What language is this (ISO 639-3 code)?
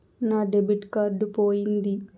tel